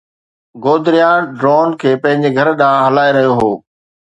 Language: Sindhi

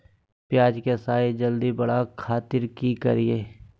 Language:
Magahi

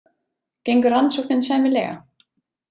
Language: Icelandic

